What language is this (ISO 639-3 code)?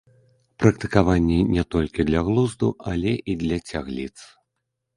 bel